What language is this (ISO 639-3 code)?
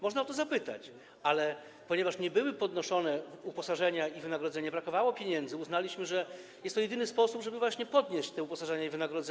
pol